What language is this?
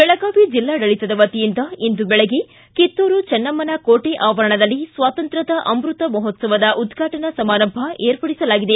Kannada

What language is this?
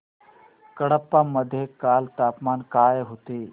Marathi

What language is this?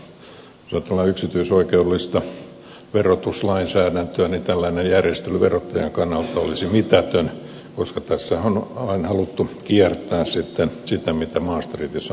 Finnish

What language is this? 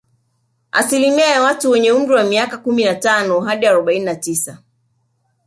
Swahili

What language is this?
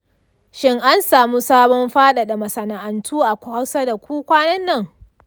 Hausa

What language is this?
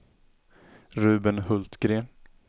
Swedish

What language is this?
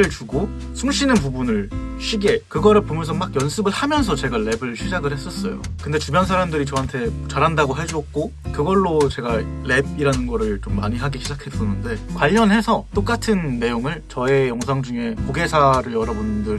Korean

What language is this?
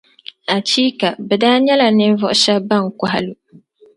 Dagbani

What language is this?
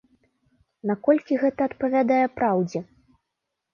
Belarusian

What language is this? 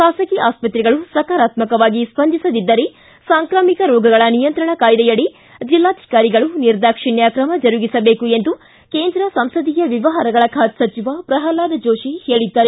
Kannada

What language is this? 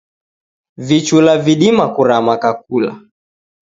Taita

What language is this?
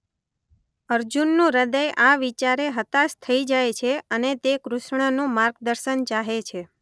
Gujarati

